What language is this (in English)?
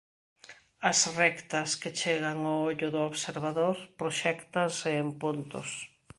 Galician